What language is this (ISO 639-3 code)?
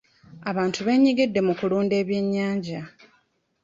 lug